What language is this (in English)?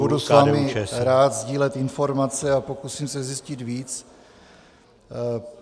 Czech